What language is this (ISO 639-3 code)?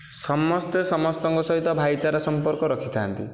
ori